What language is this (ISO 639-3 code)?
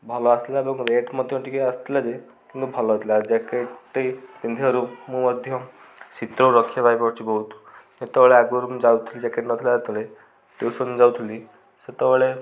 ori